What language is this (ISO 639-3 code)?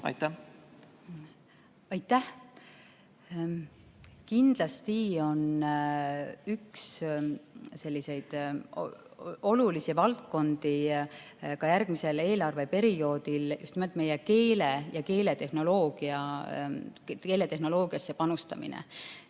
est